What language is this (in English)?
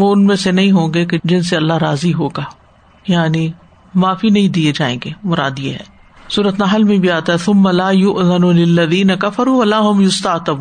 Urdu